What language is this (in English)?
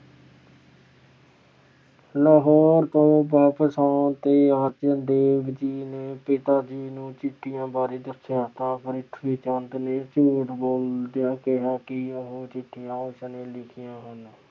Punjabi